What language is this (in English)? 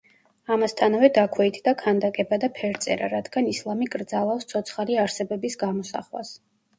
Georgian